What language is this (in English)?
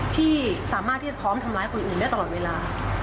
Thai